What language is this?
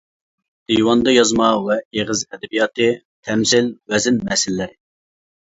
Uyghur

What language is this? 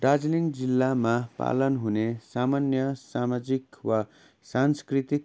Nepali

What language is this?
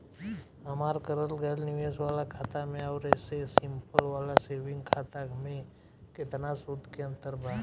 Bhojpuri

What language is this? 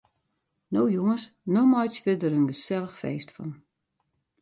Western Frisian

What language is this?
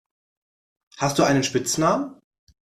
German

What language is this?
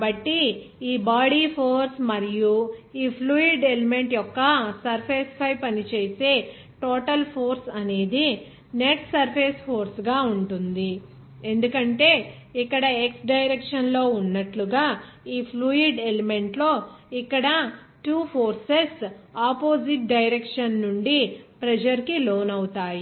Telugu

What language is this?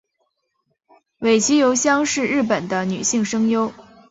Chinese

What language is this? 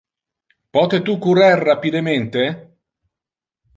Interlingua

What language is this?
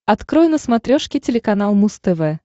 Russian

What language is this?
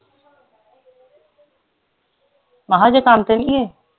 Punjabi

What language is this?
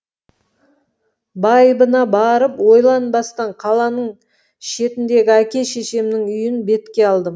Kazakh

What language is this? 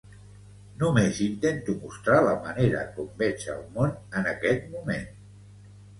Catalan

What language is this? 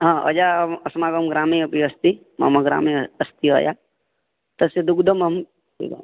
Sanskrit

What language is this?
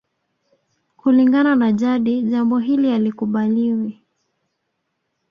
Swahili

